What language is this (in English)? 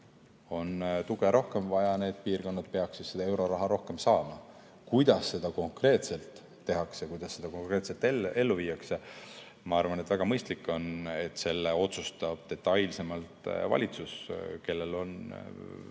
Estonian